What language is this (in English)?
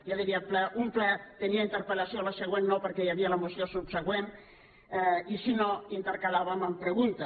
Catalan